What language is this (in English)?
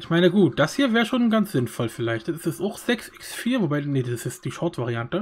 German